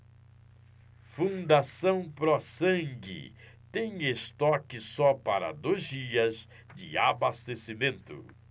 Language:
Portuguese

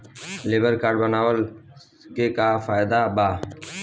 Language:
Bhojpuri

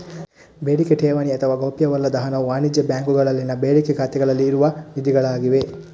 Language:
Kannada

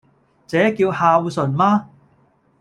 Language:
Cantonese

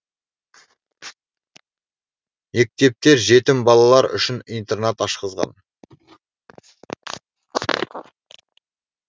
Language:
Kazakh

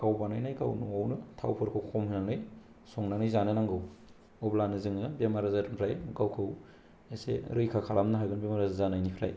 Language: Bodo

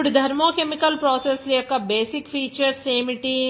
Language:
Telugu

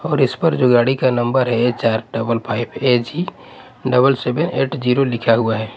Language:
Hindi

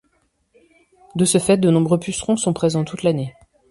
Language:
French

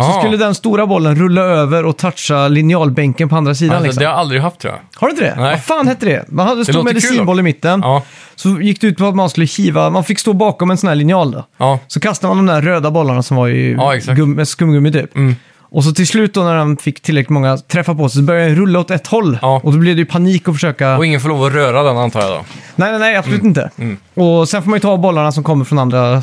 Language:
Swedish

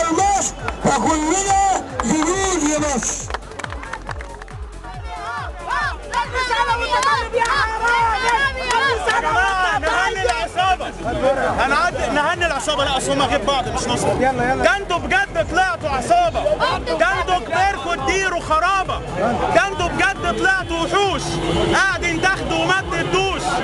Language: Arabic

